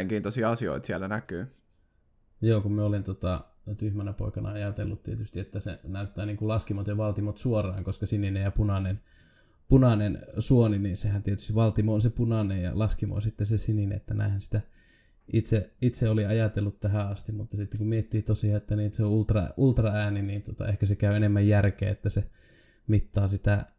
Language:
Finnish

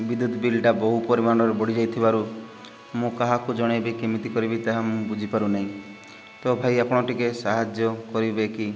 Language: Odia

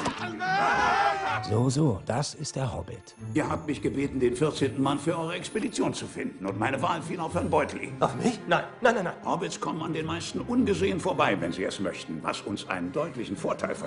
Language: German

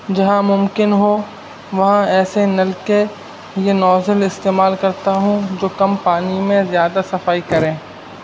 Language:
Urdu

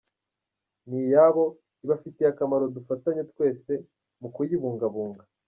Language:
Kinyarwanda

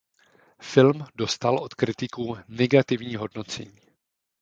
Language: Czech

